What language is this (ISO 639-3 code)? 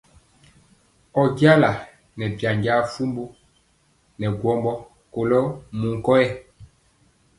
mcx